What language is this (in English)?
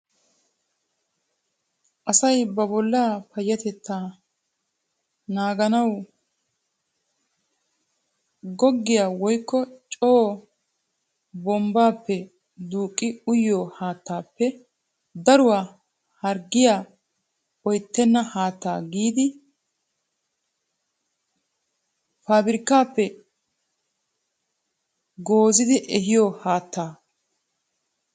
Wolaytta